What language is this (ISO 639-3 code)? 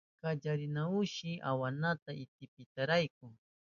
qup